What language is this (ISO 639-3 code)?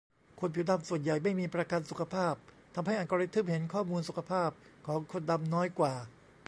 tha